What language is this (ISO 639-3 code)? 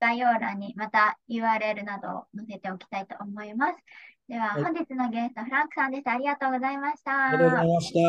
jpn